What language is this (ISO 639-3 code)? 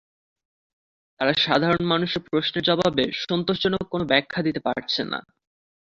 ben